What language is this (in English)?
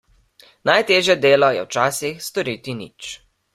Slovenian